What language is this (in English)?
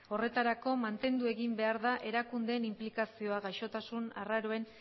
Basque